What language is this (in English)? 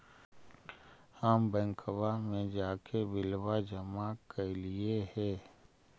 Magahi